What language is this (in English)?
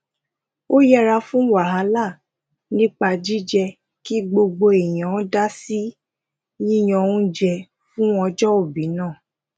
Yoruba